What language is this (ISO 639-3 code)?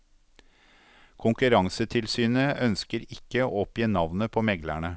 nor